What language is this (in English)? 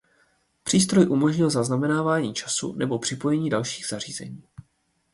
Czech